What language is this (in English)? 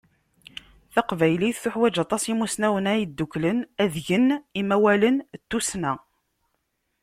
Kabyle